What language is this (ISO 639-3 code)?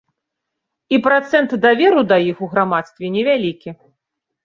bel